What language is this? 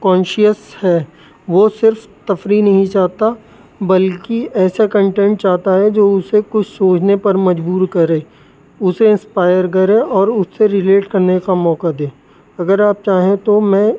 Urdu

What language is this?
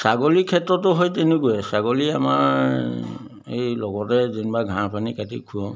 Assamese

